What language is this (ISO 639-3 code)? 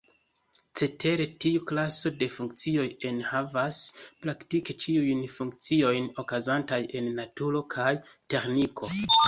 epo